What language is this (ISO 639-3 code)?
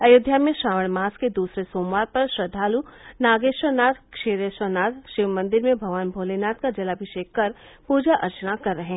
hin